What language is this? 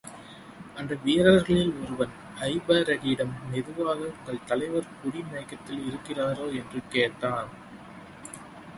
Tamil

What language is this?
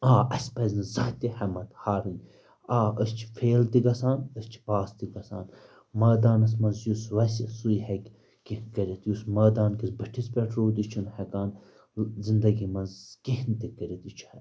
Kashmiri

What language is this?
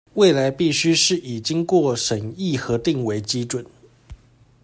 Chinese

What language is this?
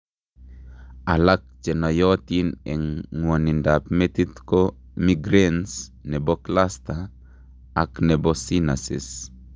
Kalenjin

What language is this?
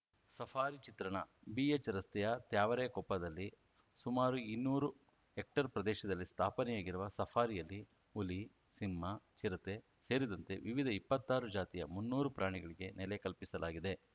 Kannada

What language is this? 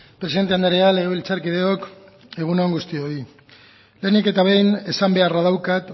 Basque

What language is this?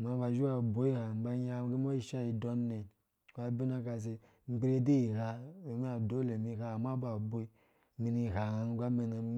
Dũya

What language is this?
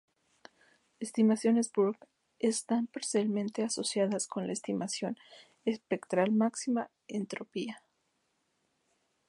Spanish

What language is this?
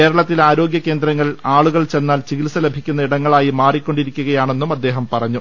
Malayalam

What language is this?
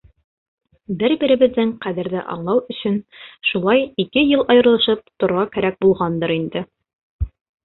Bashkir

